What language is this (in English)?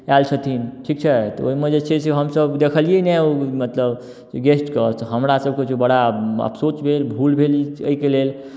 Maithili